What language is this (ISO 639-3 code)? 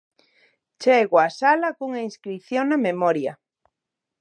glg